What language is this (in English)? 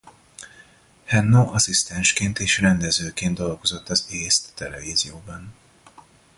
Hungarian